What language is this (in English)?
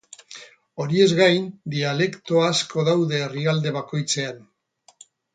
Basque